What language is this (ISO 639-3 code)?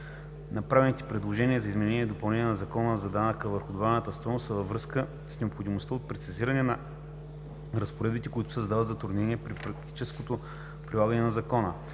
bul